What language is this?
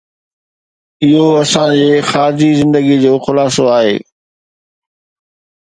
Sindhi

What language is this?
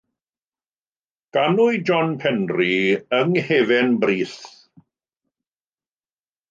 Welsh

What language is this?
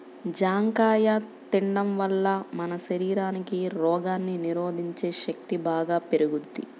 Telugu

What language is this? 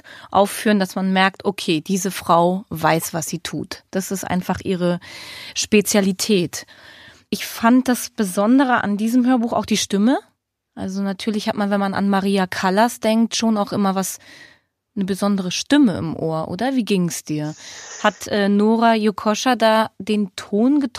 German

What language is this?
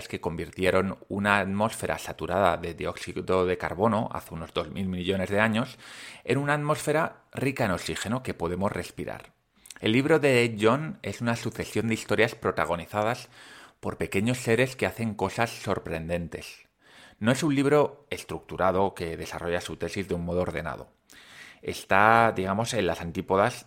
Spanish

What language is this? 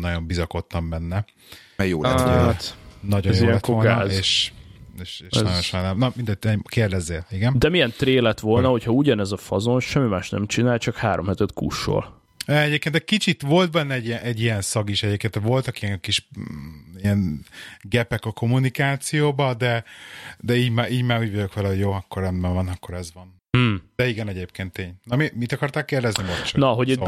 Hungarian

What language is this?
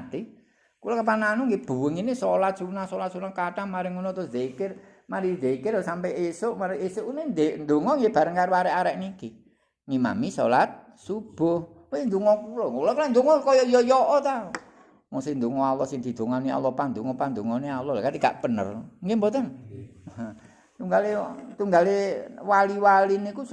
Indonesian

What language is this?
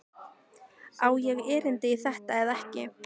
Icelandic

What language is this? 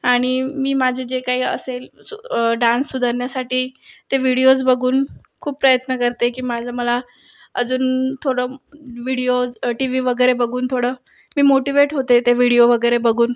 Marathi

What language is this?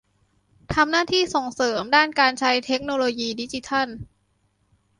Thai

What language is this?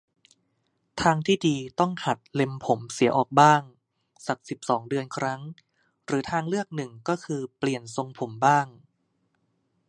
Thai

